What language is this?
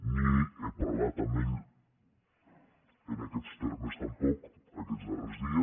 Catalan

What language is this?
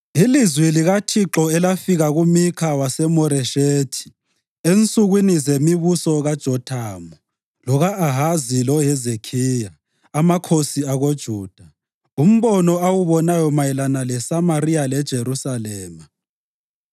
North Ndebele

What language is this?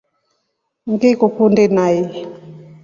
Rombo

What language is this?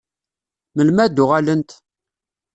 Kabyle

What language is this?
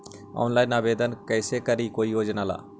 Magahi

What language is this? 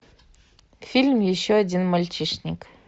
Russian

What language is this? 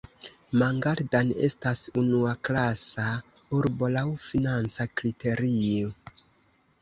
Esperanto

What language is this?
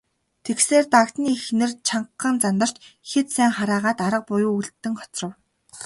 Mongolian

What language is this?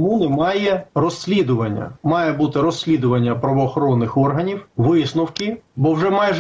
Ukrainian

